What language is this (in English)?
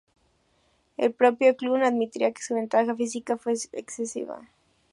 Spanish